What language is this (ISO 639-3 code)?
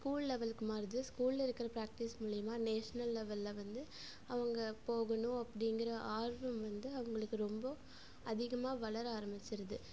tam